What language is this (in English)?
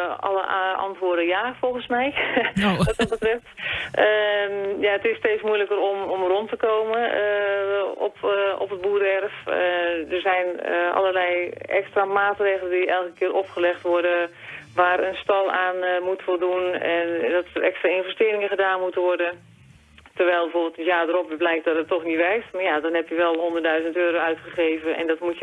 Dutch